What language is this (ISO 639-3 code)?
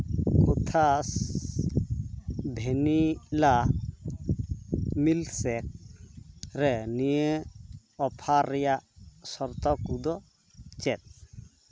sat